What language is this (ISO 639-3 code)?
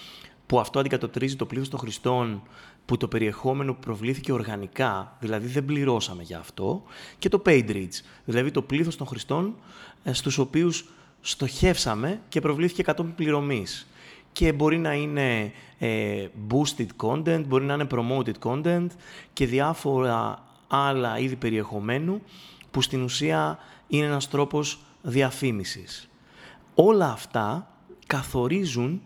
ell